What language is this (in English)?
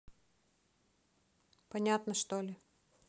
Russian